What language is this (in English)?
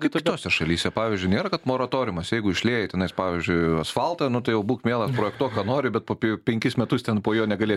Lithuanian